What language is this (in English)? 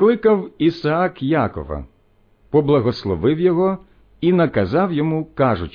Ukrainian